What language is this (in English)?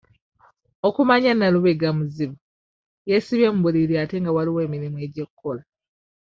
Ganda